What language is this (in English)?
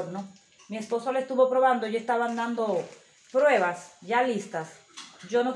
Spanish